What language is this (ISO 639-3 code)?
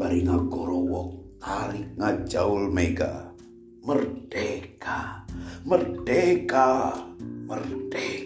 ind